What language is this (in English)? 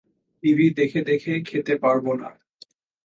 Bangla